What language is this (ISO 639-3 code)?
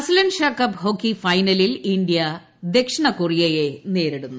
mal